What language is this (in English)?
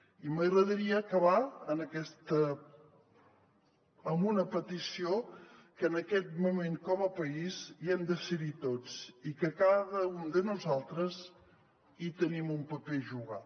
Catalan